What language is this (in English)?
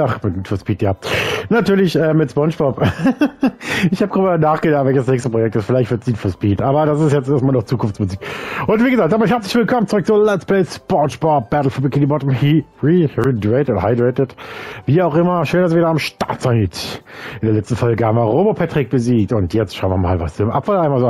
German